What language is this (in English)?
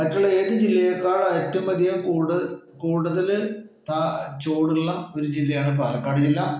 Malayalam